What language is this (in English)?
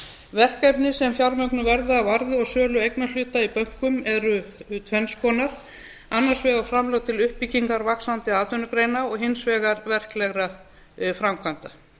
Icelandic